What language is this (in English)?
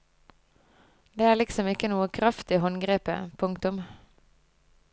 Norwegian